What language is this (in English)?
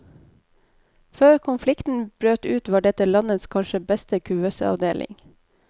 Norwegian